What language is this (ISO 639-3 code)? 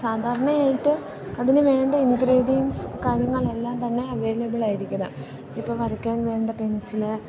mal